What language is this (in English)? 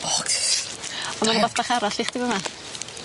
Welsh